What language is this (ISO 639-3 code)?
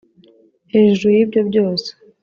kin